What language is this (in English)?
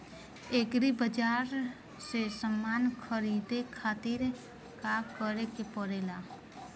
Bhojpuri